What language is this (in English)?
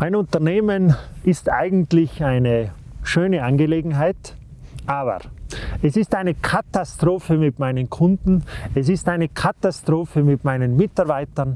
German